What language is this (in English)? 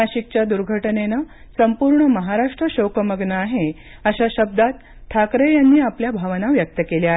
Marathi